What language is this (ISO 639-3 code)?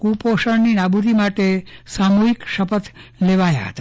guj